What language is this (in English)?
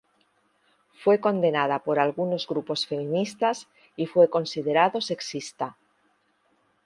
Spanish